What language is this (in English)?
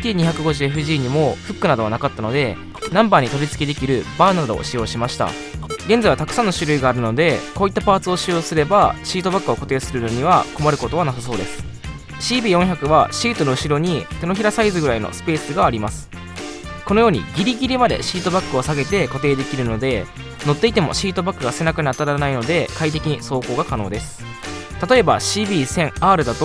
Japanese